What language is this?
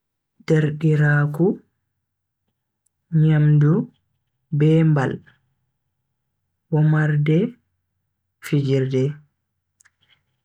Bagirmi Fulfulde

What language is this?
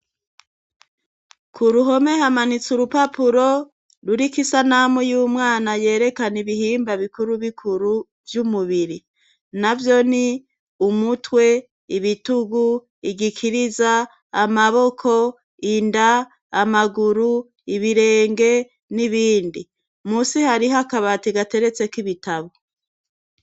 Rundi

